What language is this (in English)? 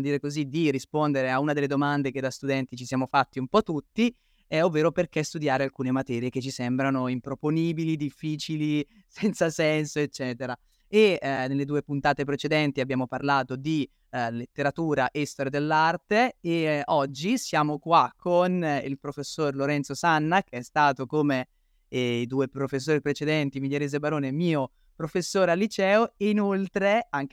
Italian